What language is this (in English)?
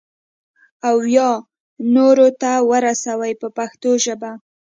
Pashto